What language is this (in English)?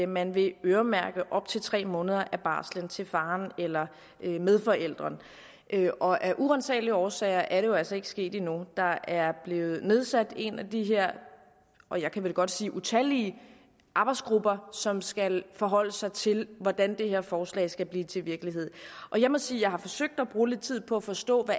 Danish